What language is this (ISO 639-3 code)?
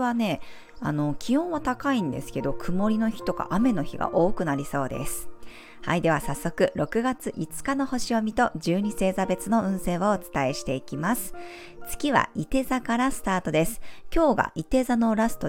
jpn